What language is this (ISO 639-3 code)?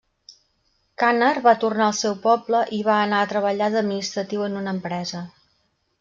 cat